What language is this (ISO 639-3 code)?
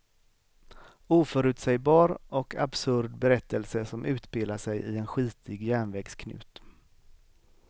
swe